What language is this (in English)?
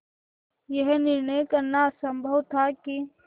Hindi